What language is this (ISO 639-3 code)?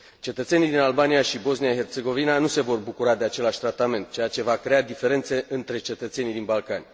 ron